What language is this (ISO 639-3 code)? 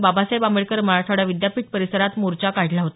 mar